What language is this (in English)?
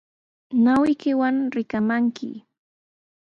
Sihuas Ancash Quechua